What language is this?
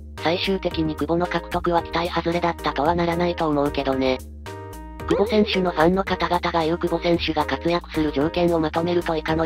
Japanese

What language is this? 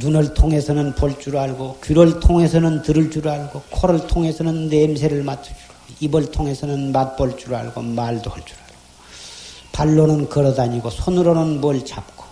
Korean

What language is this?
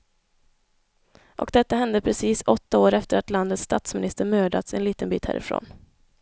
Swedish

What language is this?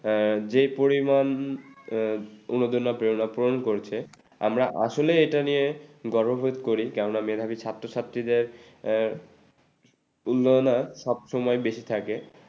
Bangla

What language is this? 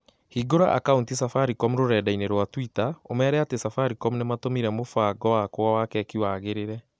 Kikuyu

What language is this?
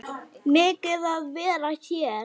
Icelandic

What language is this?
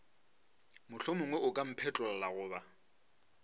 Northern Sotho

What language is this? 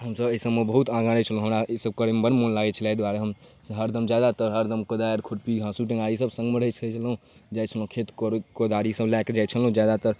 Maithili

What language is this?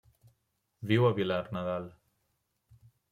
Catalan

